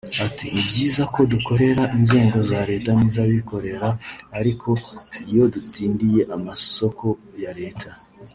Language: Kinyarwanda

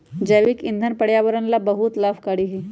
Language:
Magahi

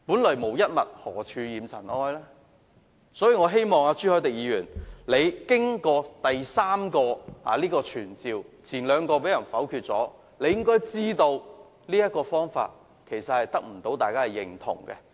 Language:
Cantonese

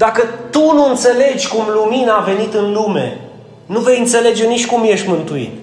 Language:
Romanian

